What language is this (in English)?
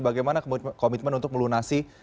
Indonesian